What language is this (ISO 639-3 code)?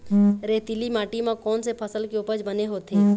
hne